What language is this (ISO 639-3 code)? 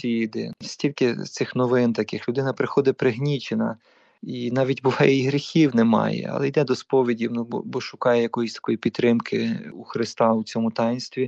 ukr